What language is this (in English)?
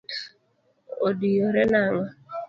Luo (Kenya and Tanzania)